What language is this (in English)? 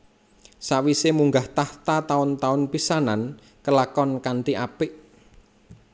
Javanese